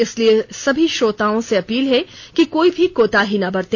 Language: Hindi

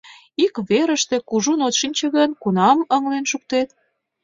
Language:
Mari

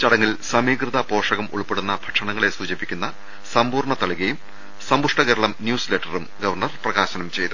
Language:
Malayalam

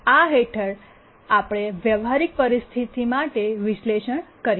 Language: Gujarati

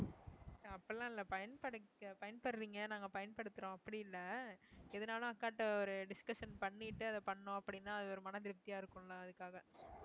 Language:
Tamil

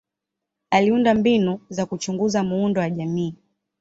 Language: Swahili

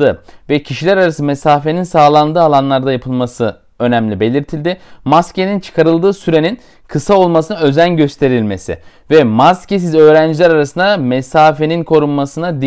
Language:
Turkish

